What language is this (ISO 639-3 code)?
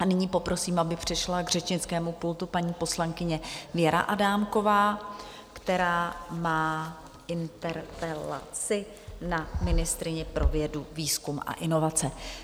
ces